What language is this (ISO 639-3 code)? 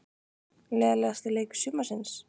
isl